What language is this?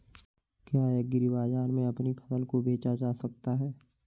Hindi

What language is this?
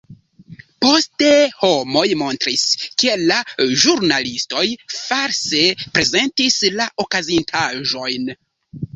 Esperanto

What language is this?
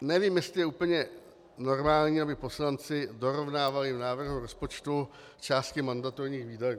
Czech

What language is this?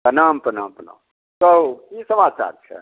Maithili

